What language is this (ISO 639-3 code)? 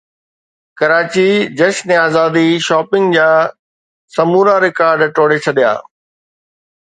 snd